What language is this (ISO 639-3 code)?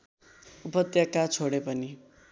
nep